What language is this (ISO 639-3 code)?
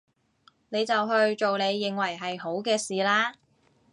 yue